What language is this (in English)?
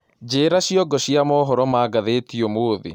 Kikuyu